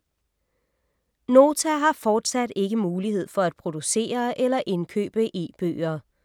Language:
Danish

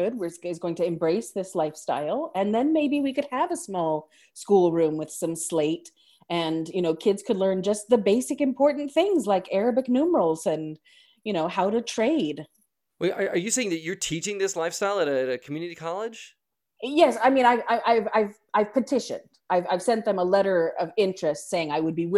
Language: English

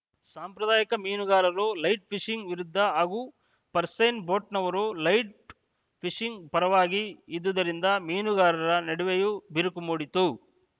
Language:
Kannada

